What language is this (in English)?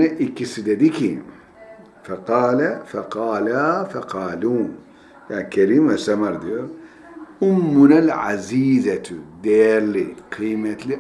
Turkish